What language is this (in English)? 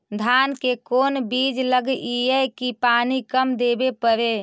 Magahi